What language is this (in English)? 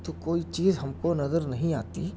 Urdu